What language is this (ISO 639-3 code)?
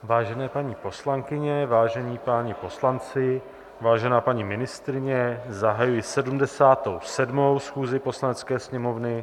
ces